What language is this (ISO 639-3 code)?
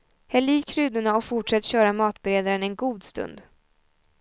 swe